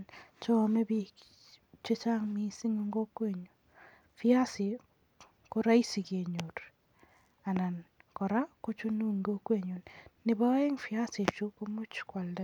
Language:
Kalenjin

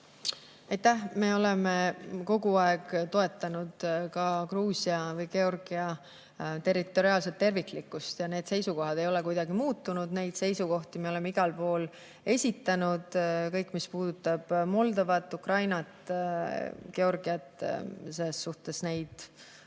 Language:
Estonian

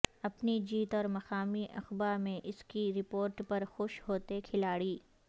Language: Urdu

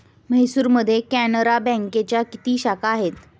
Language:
Marathi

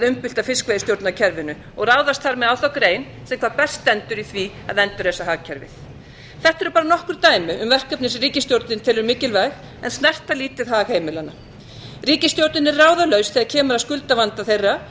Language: Icelandic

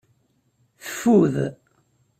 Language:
Kabyle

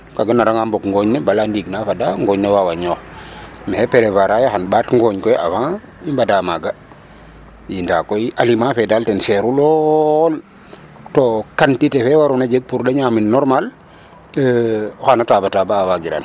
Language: Serer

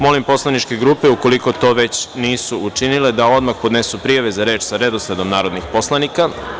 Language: Serbian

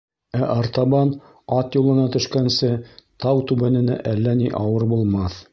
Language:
Bashkir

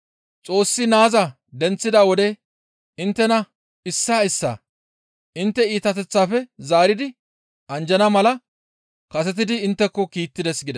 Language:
Gamo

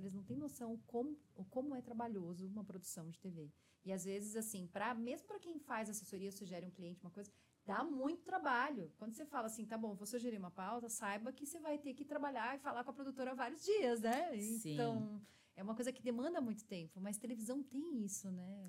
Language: Portuguese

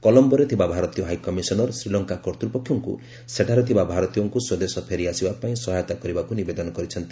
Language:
Odia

